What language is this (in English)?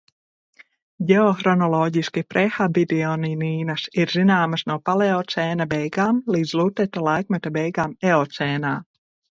Latvian